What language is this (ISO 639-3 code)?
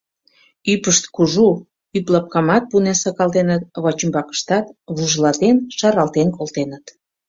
chm